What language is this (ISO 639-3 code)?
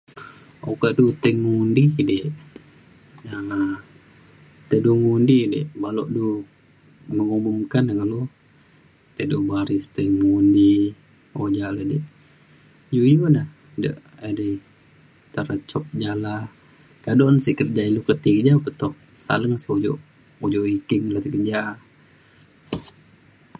xkl